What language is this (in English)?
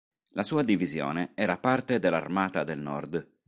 Italian